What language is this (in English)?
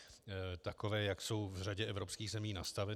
Czech